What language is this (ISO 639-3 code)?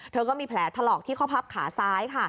tha